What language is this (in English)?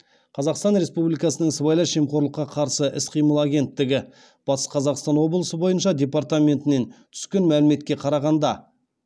Kazakh